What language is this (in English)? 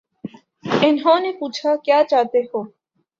Urdu